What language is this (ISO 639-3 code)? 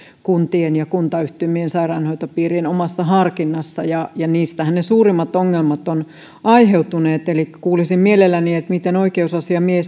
fin